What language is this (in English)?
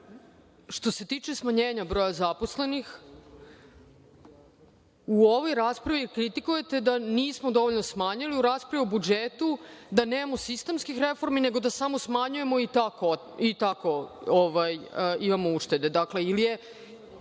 Serbian